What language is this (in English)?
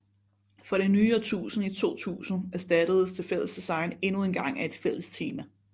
Danish